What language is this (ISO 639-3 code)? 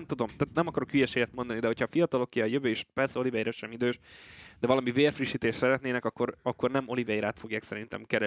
hun